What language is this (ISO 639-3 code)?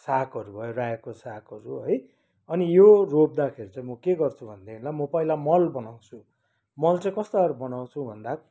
nep